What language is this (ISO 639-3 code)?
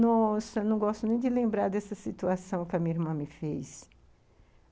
por